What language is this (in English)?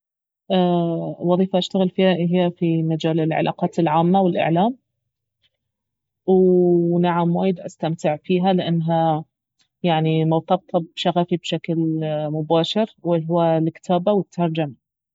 Baharna Arabic